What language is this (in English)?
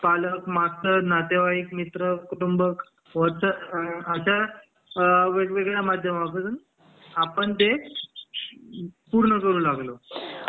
Marathi